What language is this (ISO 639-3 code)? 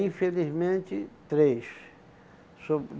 por